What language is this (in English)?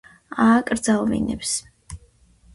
Georgian